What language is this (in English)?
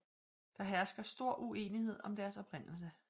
Danish